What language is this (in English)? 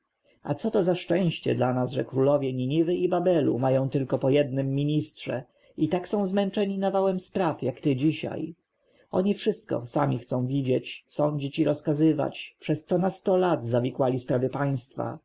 Polish